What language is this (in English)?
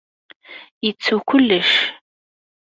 Kabyle